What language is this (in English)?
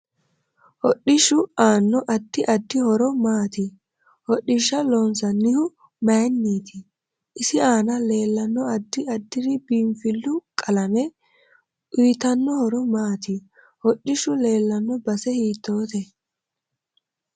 Sidamo